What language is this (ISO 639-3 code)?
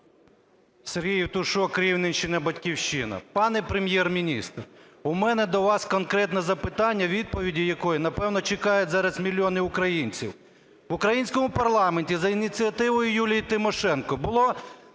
ukr